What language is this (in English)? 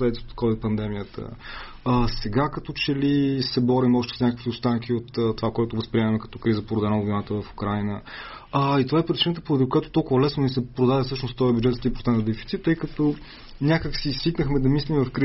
Bulgarian